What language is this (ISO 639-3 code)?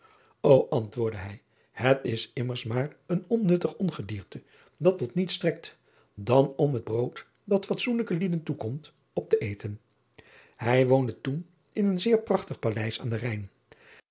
nld